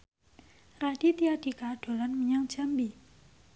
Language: Javanese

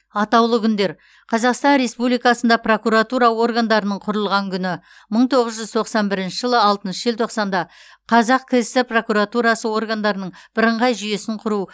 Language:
Kazakh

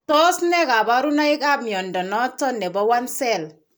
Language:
Kalenjin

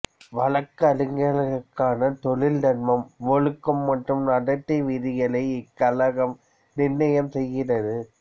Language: Tamil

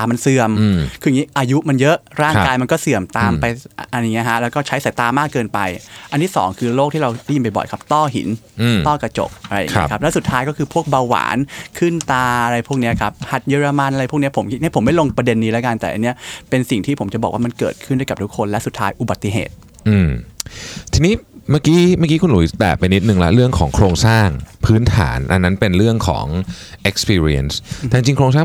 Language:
Thai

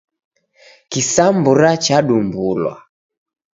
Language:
Taita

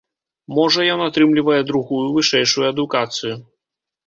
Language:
Belarusian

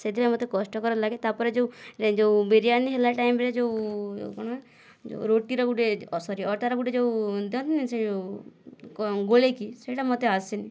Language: Odia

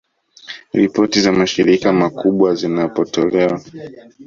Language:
Swahili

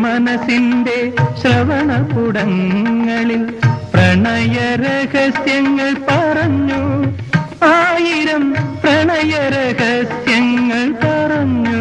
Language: Malayalam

